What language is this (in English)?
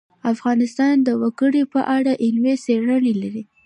Pashto